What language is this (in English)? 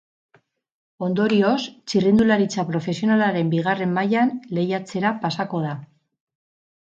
Basque